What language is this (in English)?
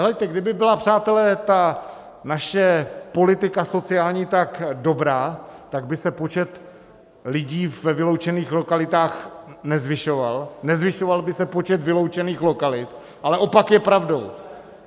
Czech